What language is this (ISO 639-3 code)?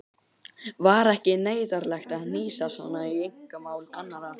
isl